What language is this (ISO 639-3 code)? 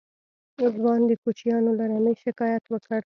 pus